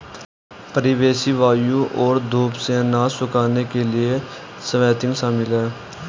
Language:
Hindi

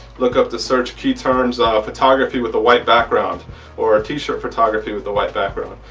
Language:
English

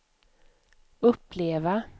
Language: Swedish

